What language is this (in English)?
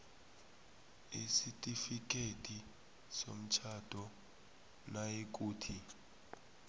South Ndebele